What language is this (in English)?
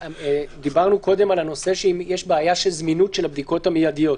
Hebrew